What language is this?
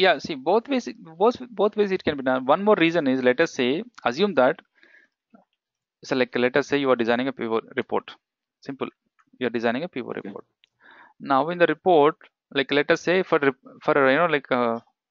English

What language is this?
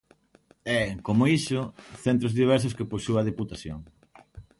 Galician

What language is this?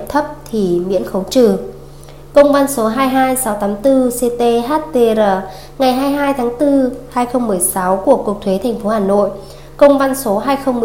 Vietnamese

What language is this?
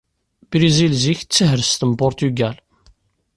Kabyle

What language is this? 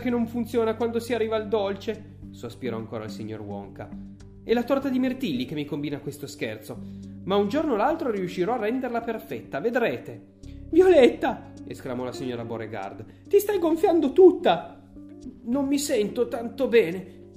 Italian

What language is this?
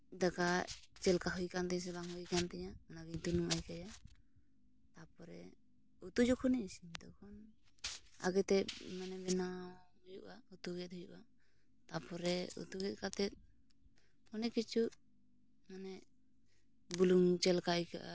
Santali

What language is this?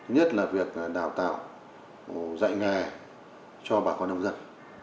Vietnamese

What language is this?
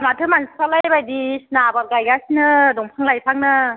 Bodo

